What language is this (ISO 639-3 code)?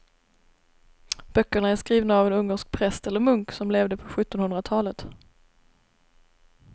swe